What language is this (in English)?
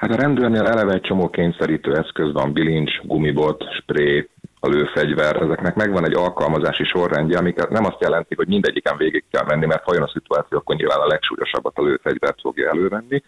Hungarian